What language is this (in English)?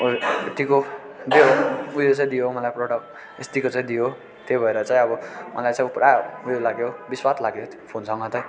Nepali